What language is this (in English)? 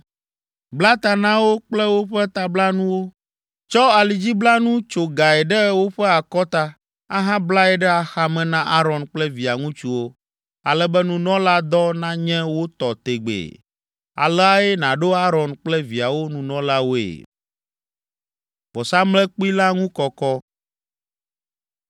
Ewe